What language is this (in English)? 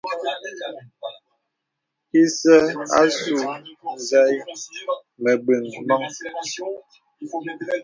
Bebele